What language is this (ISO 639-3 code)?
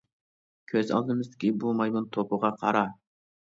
uig